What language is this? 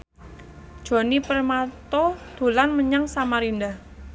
Javanese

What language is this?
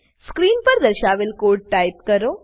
Gujarati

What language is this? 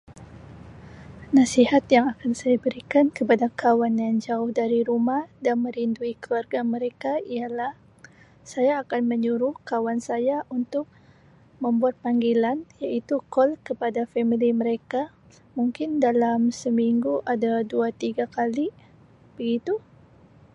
Sabah Malay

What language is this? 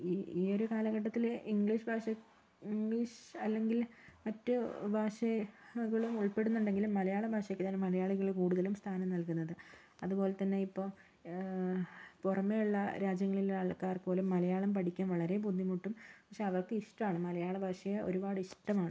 Malayalam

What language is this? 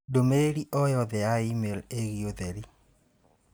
Kikuyu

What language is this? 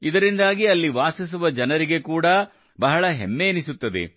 Kannada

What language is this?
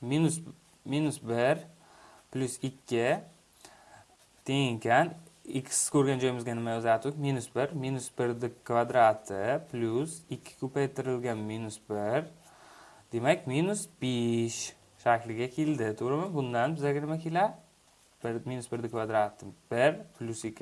Turkish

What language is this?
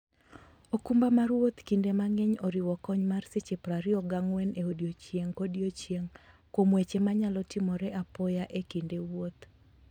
Luo (Kenya and Tanzania)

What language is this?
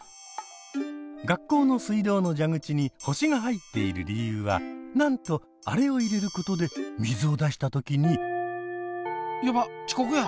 Japanese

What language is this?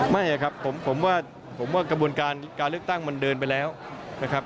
Thai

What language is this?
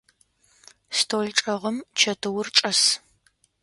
Adyghe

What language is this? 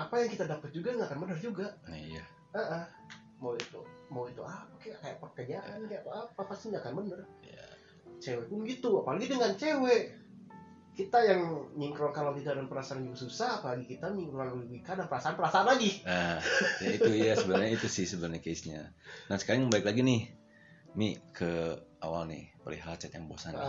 Indonesian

